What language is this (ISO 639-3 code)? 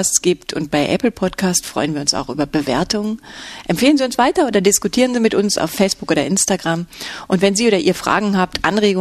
deu